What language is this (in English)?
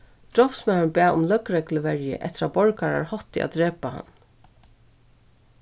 Faroese